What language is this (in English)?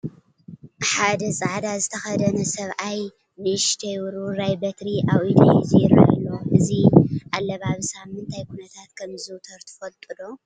Tigrinya